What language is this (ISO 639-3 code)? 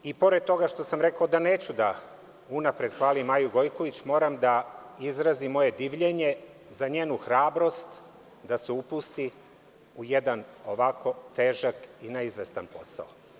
srp